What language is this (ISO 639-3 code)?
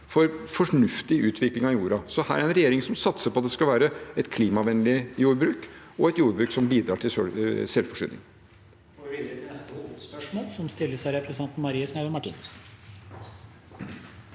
nor